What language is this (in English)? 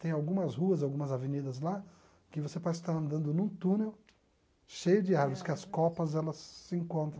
Portuguese